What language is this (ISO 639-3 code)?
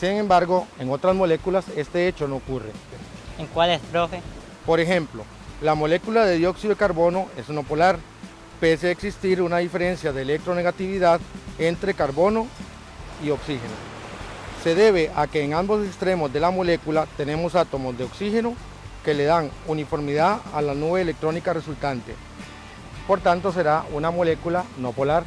spa